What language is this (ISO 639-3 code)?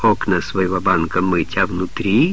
rus